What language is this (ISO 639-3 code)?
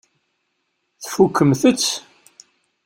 kab